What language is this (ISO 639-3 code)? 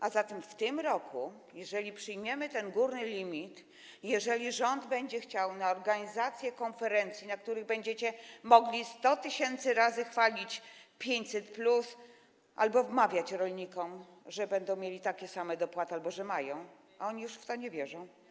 pol